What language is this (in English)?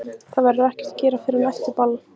Icelandic